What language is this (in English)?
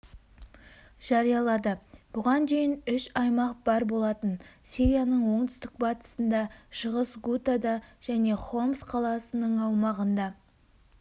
Kazakh